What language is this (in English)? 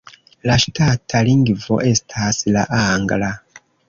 Esperanto